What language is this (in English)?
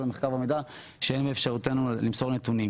Hebrew